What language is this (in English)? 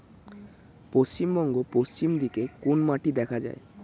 Bangla